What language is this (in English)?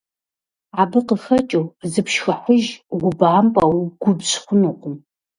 Kabardian